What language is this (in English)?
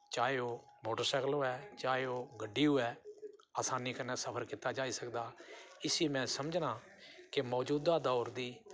Dogri